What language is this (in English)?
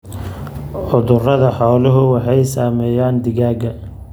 Somali